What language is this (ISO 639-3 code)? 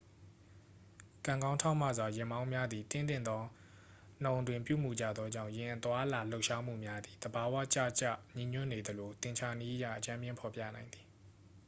mya